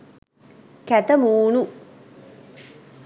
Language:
Sinhala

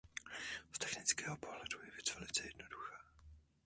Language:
Czech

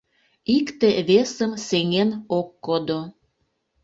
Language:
Mari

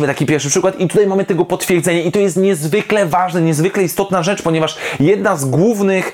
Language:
Polish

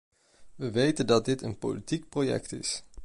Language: Dutch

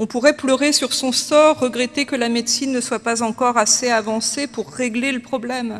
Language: French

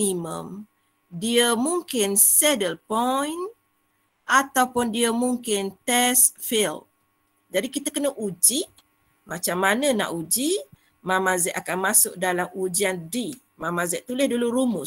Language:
Malay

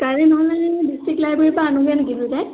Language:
Assamese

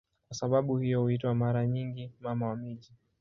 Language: Swahili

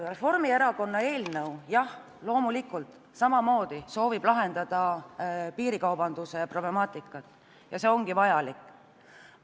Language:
Estonian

